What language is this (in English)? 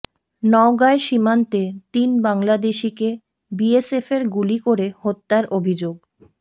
Bangla